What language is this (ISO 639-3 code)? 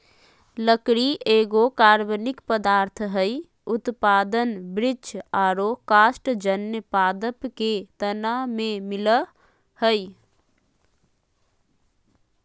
mag